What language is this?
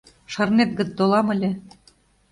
Mari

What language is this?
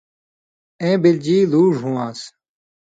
Indus Kohistani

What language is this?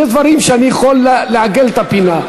Hebrew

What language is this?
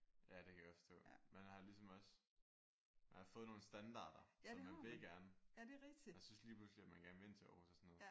Danish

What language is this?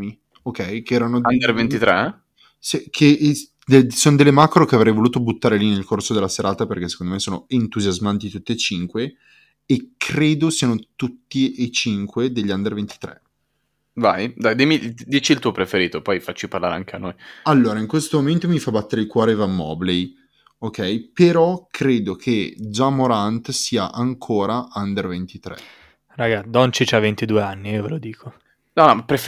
Italian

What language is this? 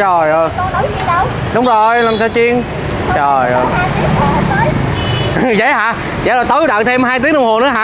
Vietnamese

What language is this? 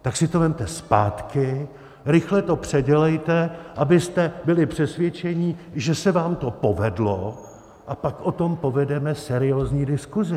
Czech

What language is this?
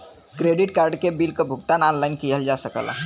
Bhojpuri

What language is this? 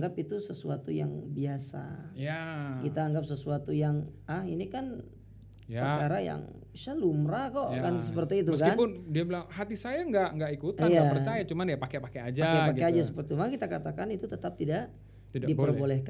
Indonesian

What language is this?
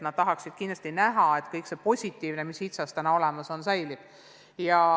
Estonian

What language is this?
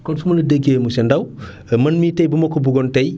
Wolof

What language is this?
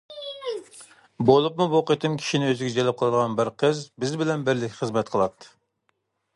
Uyghur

